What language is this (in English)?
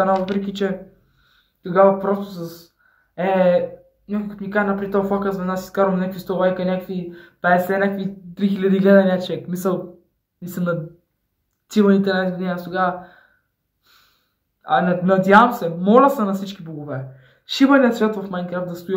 Bulgarian